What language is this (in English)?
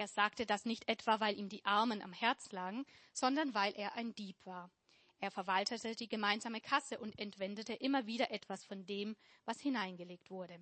German